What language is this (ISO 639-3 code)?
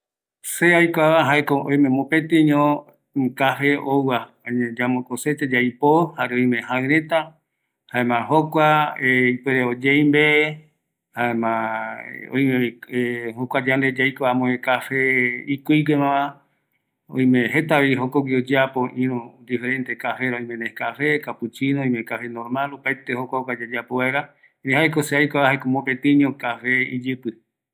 gui